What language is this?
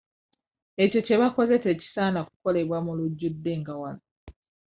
Ganda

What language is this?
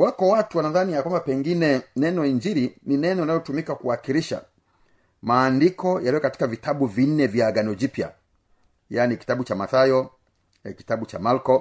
Swahili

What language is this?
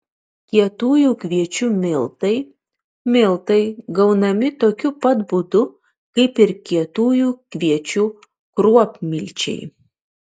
Lithuanian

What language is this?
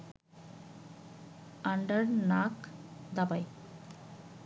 Bangla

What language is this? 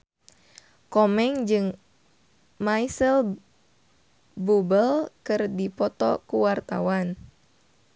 Sundanese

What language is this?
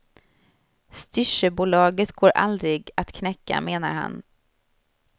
Swedish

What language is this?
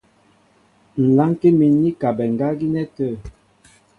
Mbo (Cameroon)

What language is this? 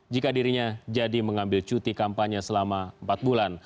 Indonesian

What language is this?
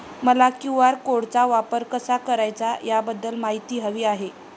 Marathi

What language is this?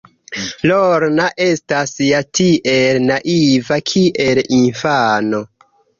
Esperanto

